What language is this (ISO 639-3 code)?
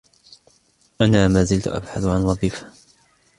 ara